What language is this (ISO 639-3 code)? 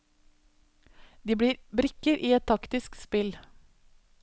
nor